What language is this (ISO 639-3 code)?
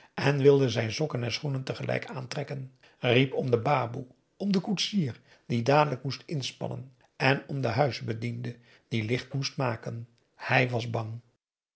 nld